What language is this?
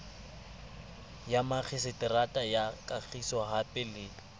Southern Sotho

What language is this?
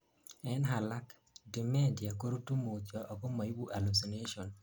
Kalenjin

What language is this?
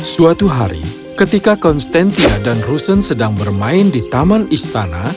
Indonesian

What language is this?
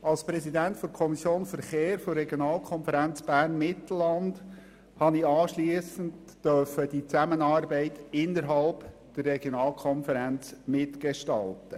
Swiss German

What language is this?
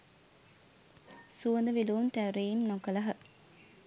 Sinhala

